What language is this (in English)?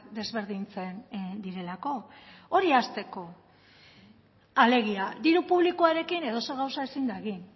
Basque